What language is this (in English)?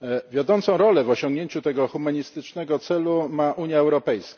Polish